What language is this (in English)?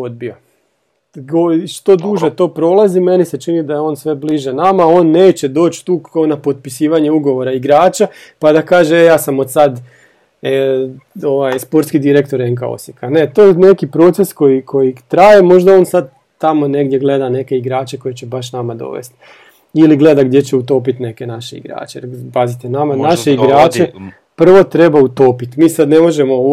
Croatian